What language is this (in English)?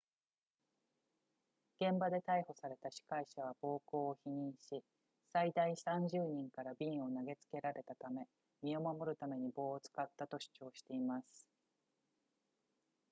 Japanese